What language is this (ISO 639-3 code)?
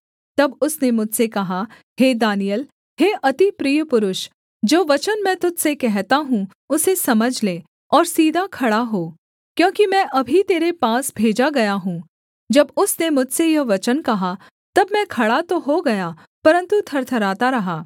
hin